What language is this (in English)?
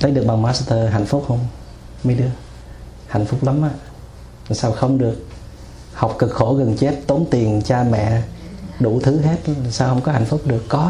Vietnamese